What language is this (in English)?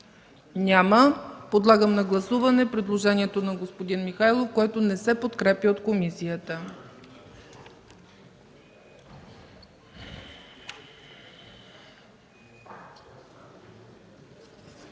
Bulgarian